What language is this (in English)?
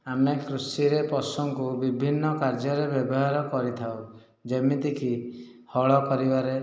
Odia